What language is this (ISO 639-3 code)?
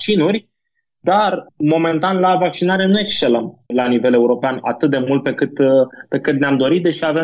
ron